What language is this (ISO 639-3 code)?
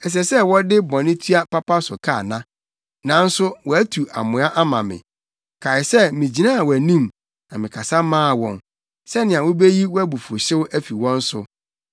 aka